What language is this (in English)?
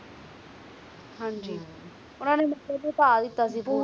Punjabi